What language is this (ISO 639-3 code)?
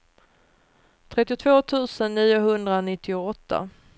swe